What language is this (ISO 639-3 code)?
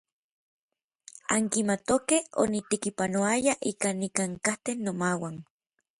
nlv